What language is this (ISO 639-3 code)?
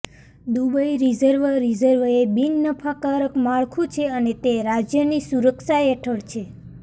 guj